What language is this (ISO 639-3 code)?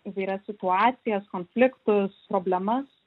lit